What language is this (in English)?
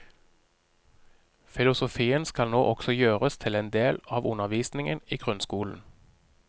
Norwegian